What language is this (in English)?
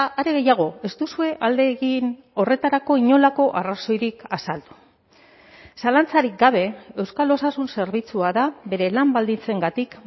Basque